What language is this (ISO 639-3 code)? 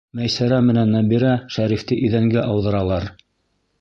bak